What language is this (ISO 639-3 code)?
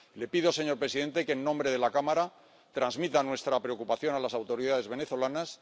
spa